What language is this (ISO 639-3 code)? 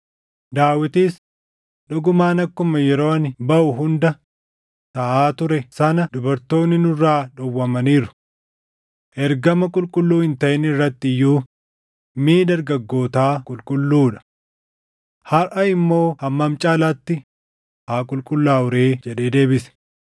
orm